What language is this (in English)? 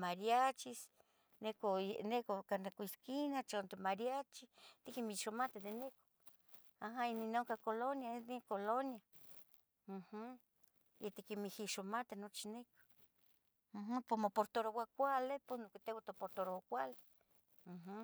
Tetelcingo Nahuatl